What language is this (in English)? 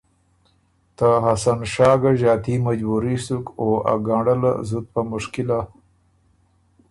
Ormuri